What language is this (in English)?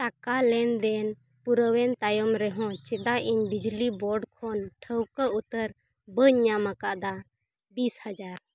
Santali